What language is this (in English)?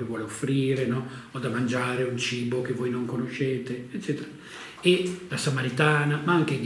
Italian